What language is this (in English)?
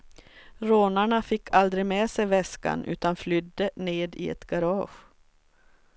Swedish